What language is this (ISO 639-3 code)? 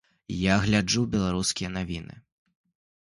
bel